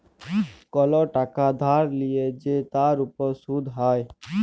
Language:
Bangla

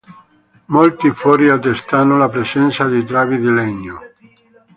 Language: Italian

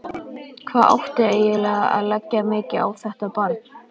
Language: Icelandic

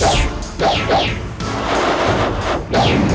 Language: Indonesian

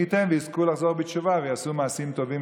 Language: Hebrew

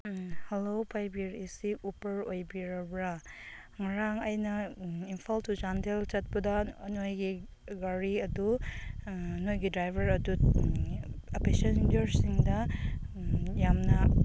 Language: Manipuri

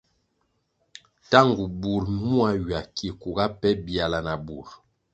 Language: Kwasio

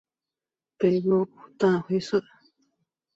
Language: Chinese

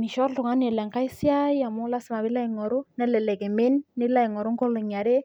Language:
Masai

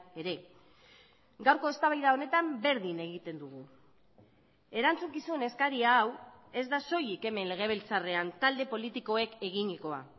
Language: Basque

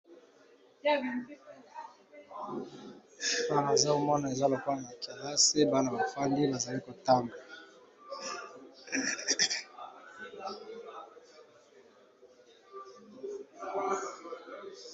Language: Lingala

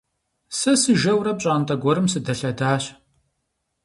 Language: Kabardian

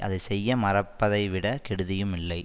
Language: Tamil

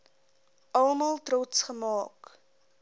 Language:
Afrikaans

